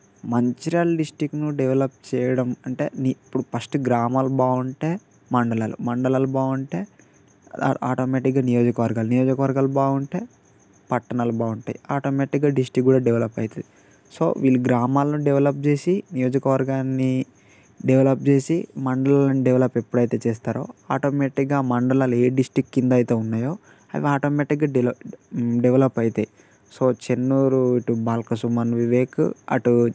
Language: Telugu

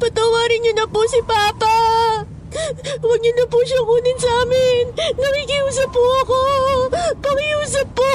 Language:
Filipino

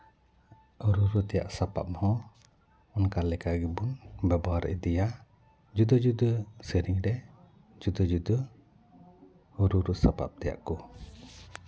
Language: Santali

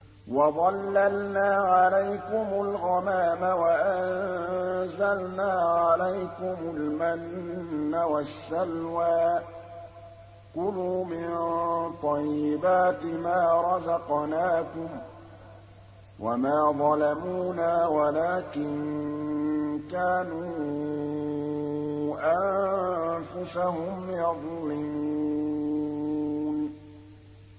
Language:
Arabic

